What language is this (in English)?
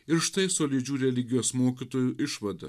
Lithuanian